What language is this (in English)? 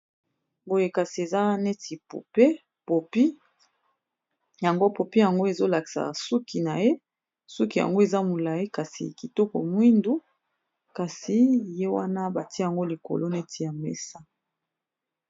Lingala